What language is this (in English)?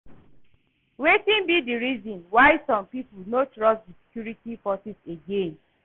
Nigerian Pidgin